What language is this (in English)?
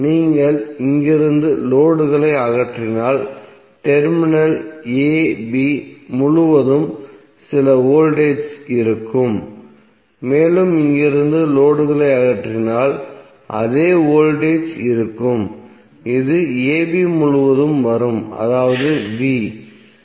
Tamil